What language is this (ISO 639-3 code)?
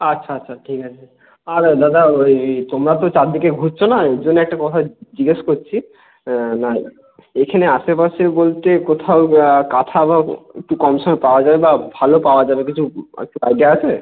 ben